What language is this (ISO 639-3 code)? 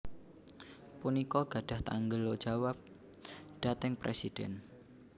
jav